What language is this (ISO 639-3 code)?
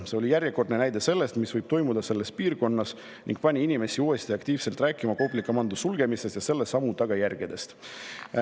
est